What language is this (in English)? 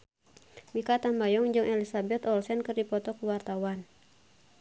Sundanese